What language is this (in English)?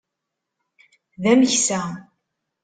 Kabyle